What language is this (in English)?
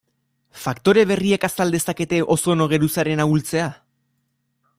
Basque